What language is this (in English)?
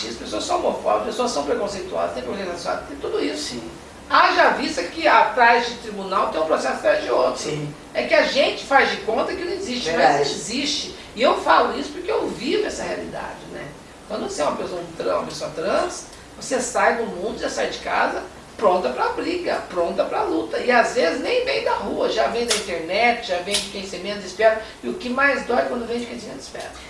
Portuguese